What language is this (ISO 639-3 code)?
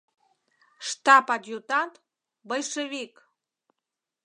chm